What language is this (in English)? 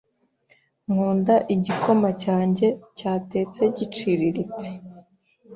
Kinyarwanda